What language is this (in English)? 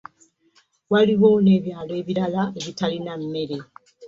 Ganda